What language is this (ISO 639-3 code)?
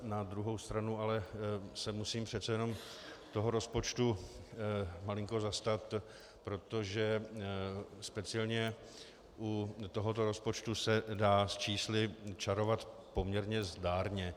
ces